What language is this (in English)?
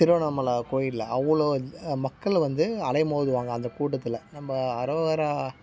Tamil